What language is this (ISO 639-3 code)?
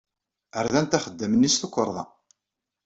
kab